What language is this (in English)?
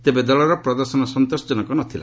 Odia